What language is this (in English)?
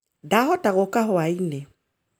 Kikuyu